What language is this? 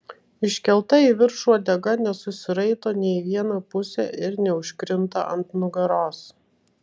Lithuanian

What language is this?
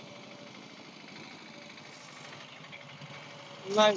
Marathi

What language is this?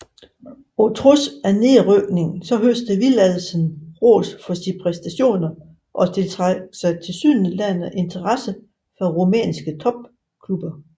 Danish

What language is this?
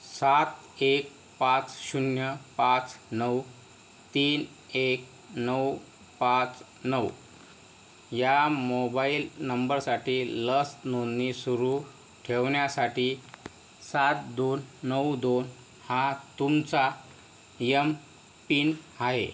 Marathi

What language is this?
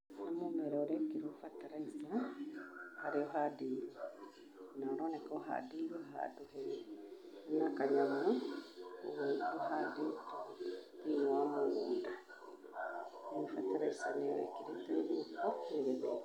Kikuyu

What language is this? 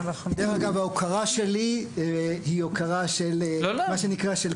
Hebrew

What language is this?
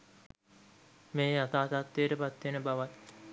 Sinhala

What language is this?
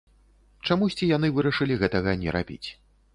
Belarusian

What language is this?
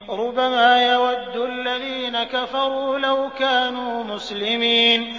Arabic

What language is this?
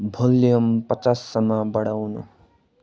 Nepali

